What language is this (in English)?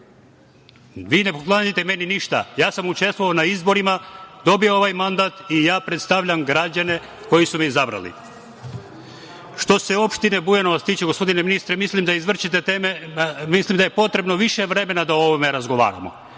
Serbian